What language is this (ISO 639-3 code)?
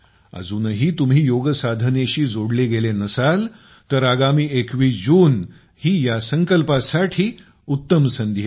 mar